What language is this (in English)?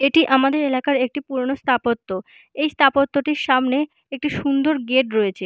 Bangla